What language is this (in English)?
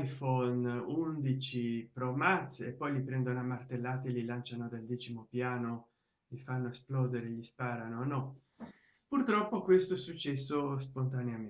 Italian